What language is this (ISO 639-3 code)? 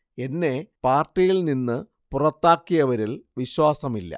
mal